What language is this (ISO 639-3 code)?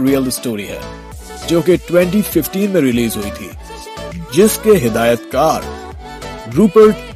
urd